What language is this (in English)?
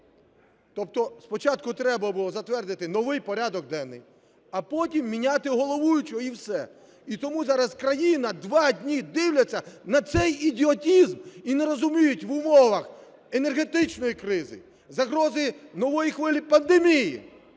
Ukrainian